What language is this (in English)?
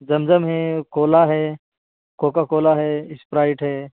Urdu